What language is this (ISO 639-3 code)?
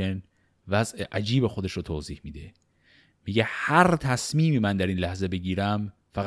fas